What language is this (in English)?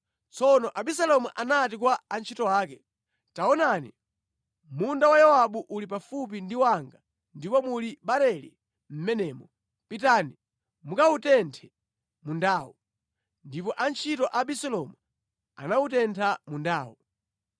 Nyanja